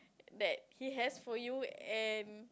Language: English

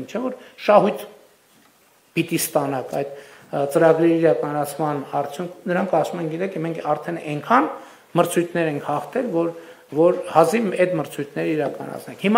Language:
Romanian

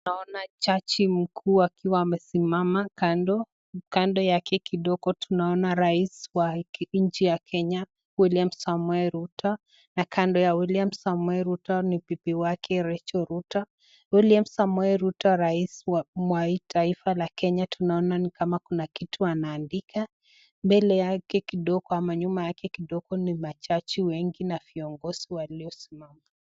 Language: Swahili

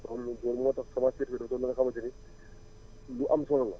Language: Wolof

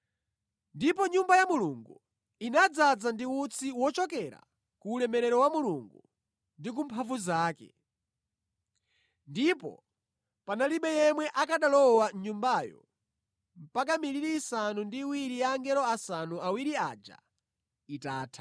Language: Nyanja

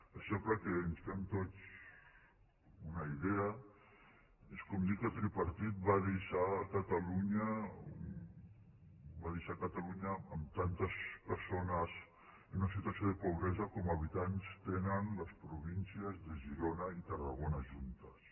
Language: Catalan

